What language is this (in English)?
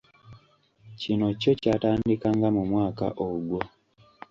Ganda